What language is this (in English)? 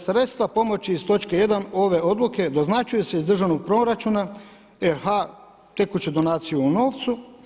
Croatian